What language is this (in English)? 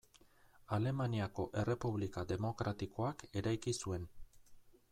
Basque